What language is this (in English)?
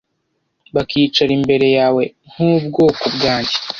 Kinyarwanda